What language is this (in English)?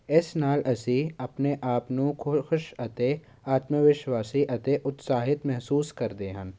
Punjabi